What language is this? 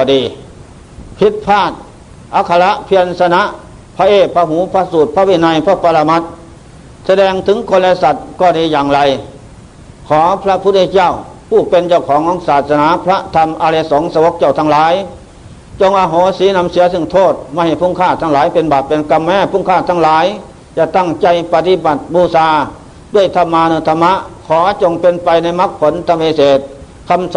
Thai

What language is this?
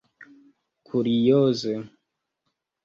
Esperanto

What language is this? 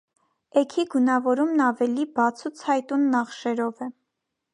Armenian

